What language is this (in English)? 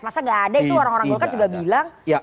Indonesian